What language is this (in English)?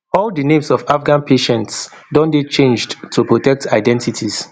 Nigerian Pidgin